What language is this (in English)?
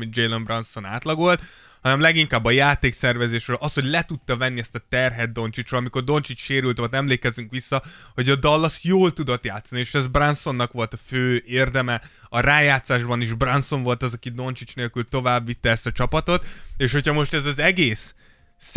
Hungarian